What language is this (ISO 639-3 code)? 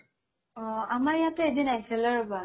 asm